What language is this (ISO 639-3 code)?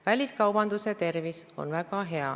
est